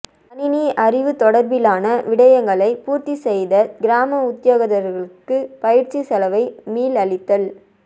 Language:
Tamil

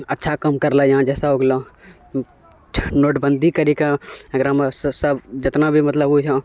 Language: Maithili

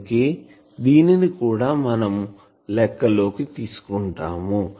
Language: Telugu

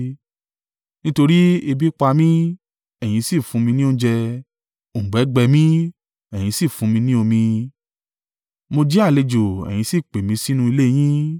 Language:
Yoruba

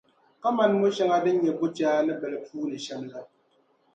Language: Dagbani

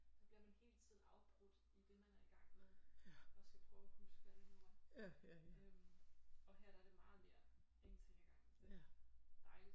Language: Danish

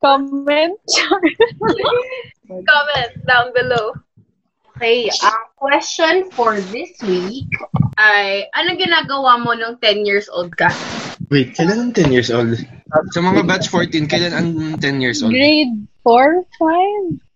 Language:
Filipino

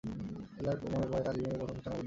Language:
Bangla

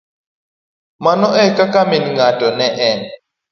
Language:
Luo (Kenya and Tanzania)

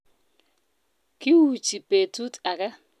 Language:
Kalenjin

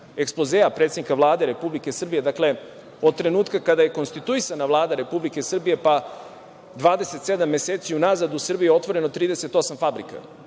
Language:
Serbian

